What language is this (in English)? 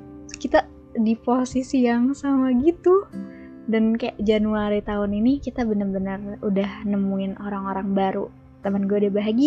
Indonesian